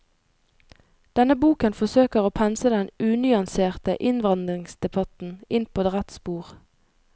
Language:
Norwegian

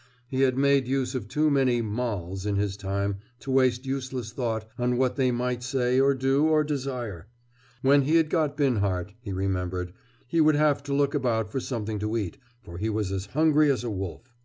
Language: English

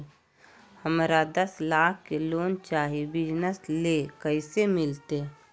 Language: Magahi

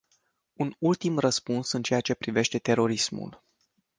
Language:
Romanian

